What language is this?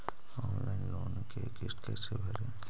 Magahi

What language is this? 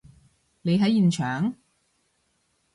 Cantonese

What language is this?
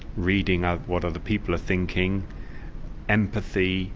English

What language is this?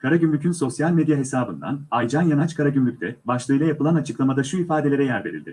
Turkish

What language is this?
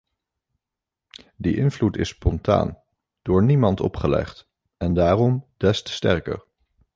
Dutch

